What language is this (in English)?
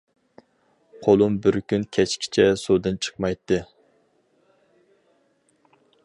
Uyghur